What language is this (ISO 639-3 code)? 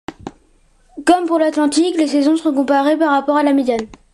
fra